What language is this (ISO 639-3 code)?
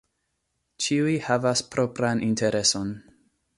epo